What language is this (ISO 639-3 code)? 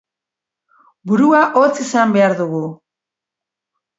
eus